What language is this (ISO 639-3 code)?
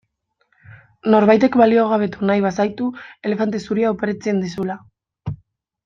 eus